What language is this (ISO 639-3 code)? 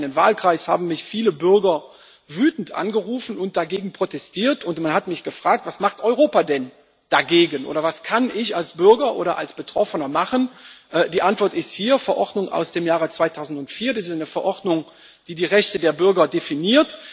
deu